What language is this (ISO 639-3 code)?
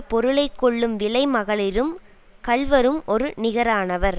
tam